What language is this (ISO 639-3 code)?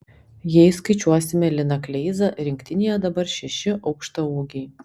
lit